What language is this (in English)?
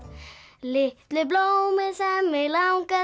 Icelandic